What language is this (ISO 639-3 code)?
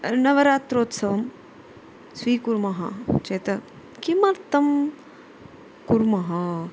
san